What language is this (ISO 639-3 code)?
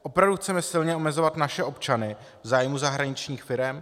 ces